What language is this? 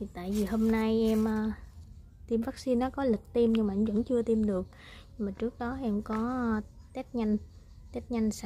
Vietnamese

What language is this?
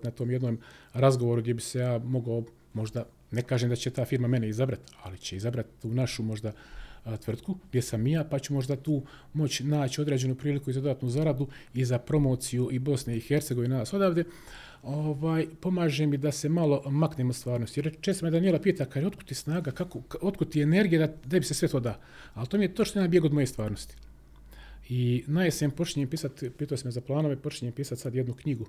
Croatian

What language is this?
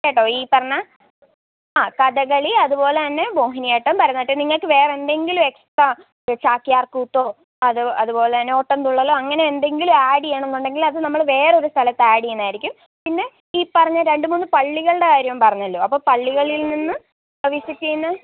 Malayalam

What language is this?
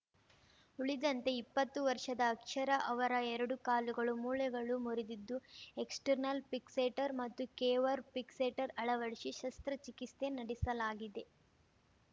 Kannada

